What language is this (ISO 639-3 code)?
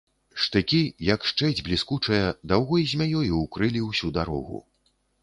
bel